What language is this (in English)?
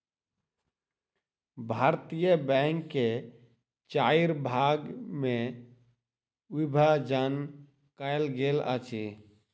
Maithili